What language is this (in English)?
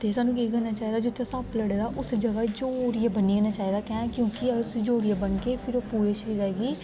Dogri